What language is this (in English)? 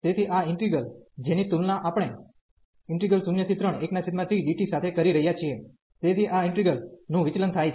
Gujarati